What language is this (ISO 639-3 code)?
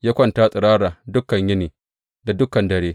hau